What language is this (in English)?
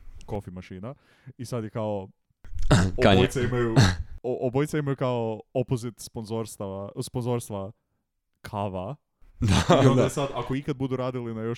Croatian